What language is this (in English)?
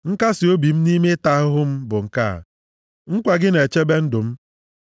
Igbo